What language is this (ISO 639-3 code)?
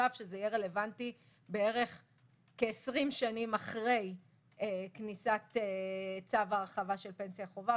heb